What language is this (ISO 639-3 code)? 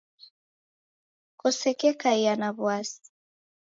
dav